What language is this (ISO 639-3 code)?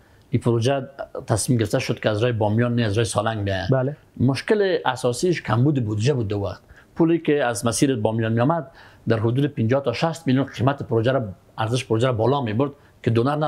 fas